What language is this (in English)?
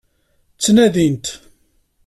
Kabyle